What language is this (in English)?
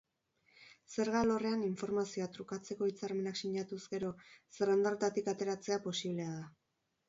Basque